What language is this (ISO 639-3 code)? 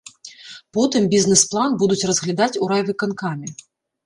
bel